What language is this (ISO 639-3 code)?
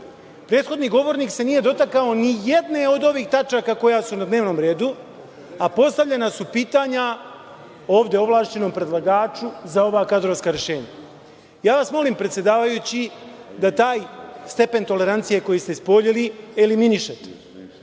srp